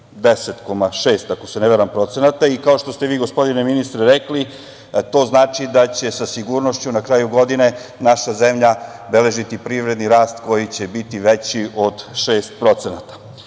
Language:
Serbian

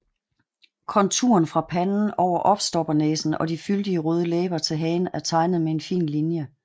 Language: Danish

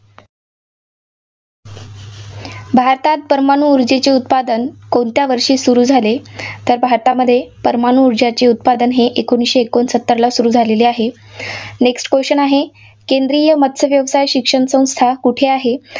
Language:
Marathi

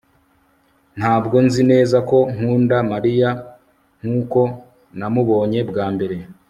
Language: Kinyarwanda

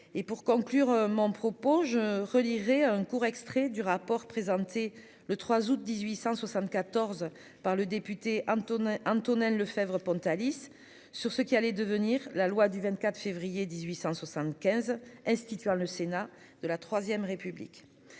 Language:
French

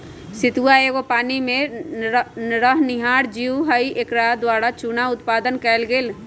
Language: Magahi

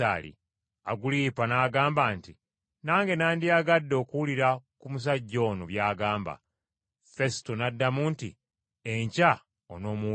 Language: Ganda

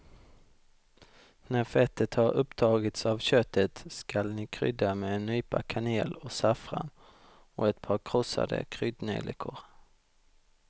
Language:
Swedish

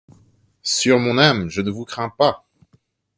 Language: French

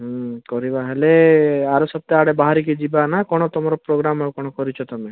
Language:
Odia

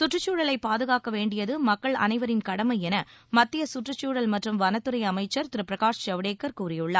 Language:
Tamil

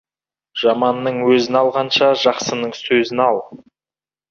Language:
Kazakh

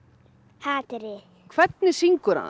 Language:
Icelandic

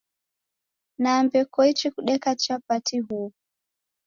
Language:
Taita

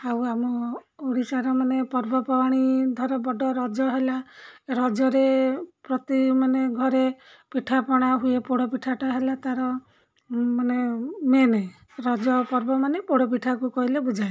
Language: Odia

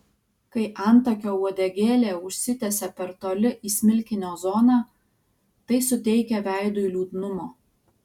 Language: Lithuanian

